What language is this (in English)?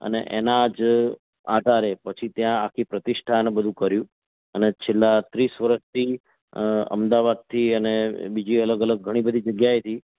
Gujarati